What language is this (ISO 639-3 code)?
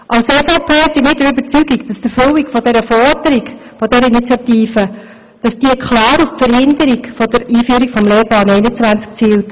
gsw